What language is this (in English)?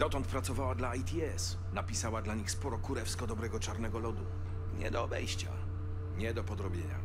Polish